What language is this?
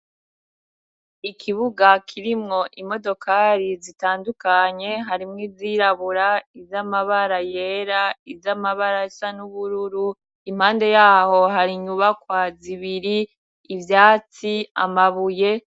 Rundi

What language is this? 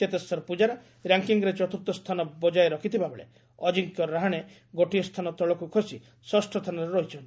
Odia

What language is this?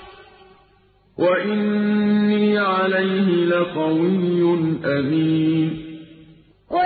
Arabic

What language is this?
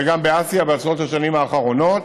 Hebrew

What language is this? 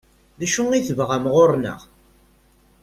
Kabyle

